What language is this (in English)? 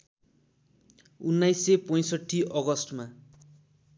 Nepali